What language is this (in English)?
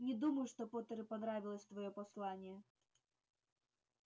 Russian